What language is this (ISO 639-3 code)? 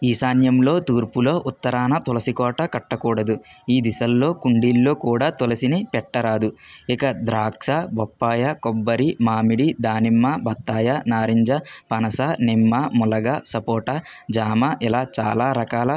tel